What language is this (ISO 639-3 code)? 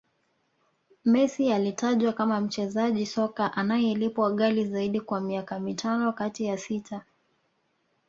swa